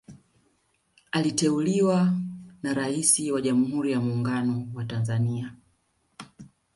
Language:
Swahili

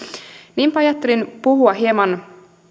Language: Finnish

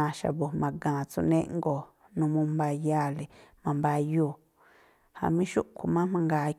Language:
Tlacoapa Me'phaa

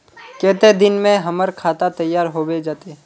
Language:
Magahi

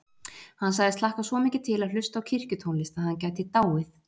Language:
Icelandic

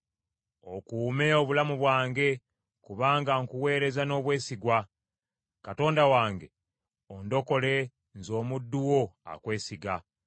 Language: Ganda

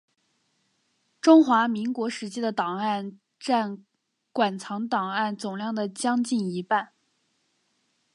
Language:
Chinese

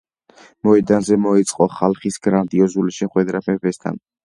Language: Georgian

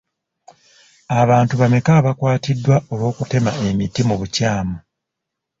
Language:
Ganda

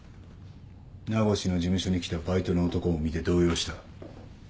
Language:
Japanese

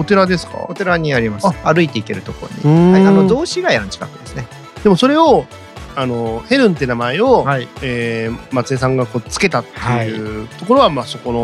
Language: Japanese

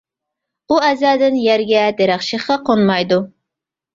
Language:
Uyghur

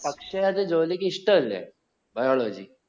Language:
Malayalam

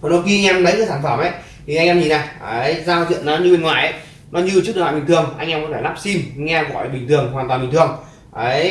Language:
Vietnamese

